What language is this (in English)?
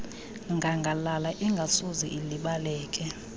Xhosa